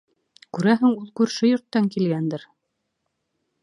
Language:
Bashkir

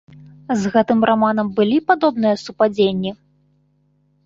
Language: Belarusian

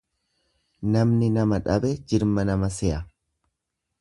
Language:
Oromo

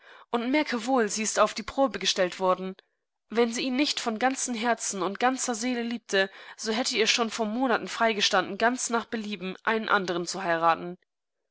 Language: German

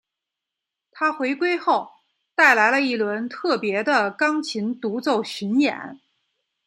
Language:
Chinese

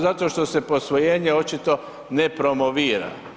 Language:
Croatian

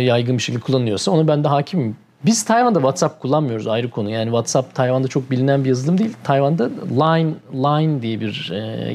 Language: Turkish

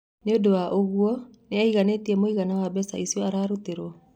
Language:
Kikuyu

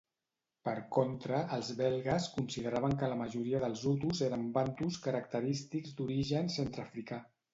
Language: Catalan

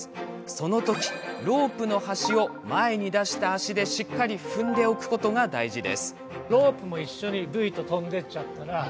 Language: Japanese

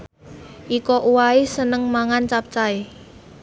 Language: Javanese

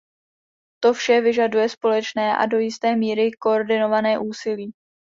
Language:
Czech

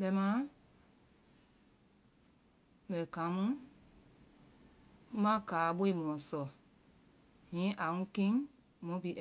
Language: Vai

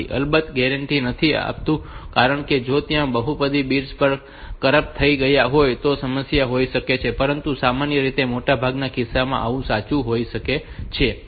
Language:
Gujarati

